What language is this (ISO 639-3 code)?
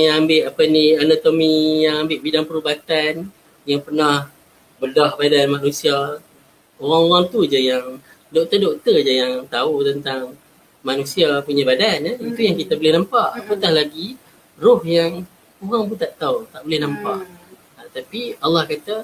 msa